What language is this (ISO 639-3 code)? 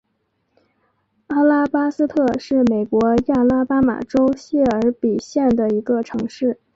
zho